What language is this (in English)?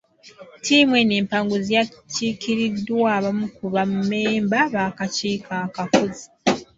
Ganda